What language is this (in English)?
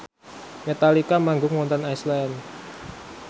Javanese